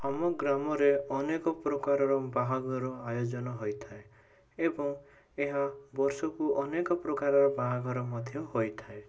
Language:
Odia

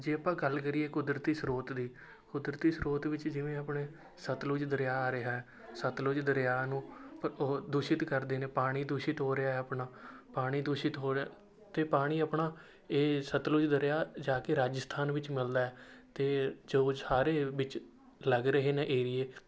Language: Punjabi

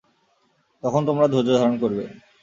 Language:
Bangla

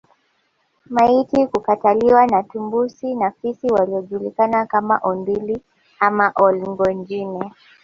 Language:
Swahili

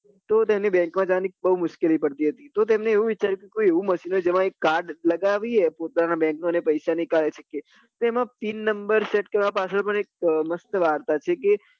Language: Gujarati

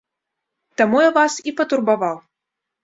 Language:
Belarusian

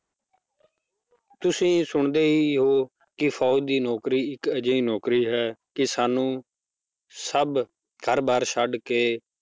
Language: Punjabi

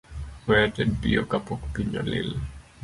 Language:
Luo (Kenya and Tanzania)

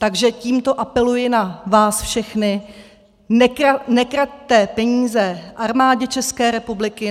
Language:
Czech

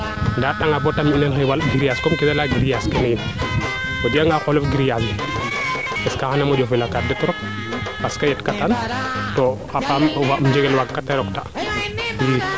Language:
Serer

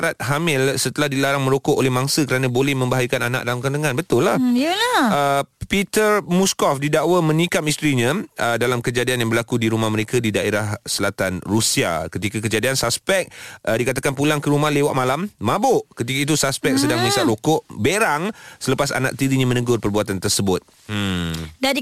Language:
Malay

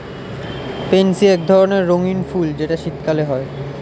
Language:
Bangla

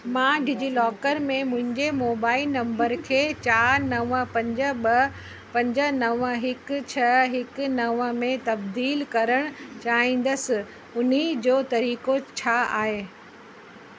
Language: Sindhi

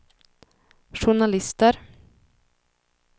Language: Swedish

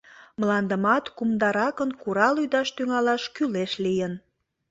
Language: Mari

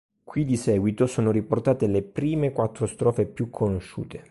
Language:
Italian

